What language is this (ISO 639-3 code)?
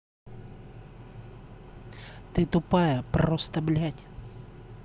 rus